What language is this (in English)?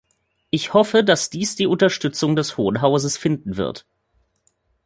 German